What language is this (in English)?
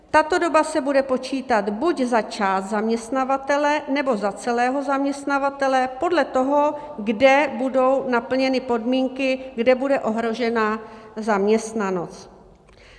Czech